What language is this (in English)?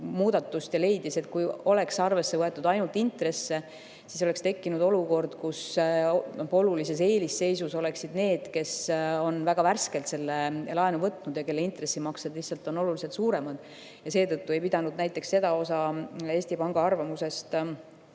Estonian